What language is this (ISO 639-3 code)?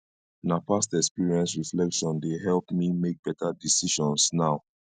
pcm